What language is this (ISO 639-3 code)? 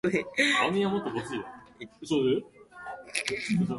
jpn